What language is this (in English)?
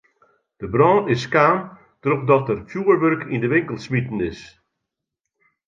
Western Frisian